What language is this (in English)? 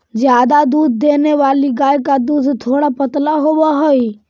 Magahi